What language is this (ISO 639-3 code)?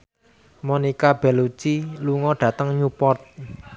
jav